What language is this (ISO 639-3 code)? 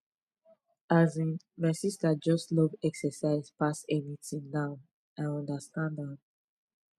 pcm